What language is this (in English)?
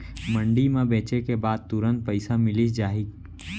Chhattisgarhi